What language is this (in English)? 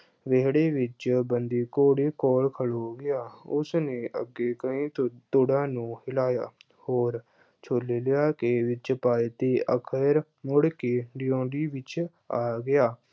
Punjabi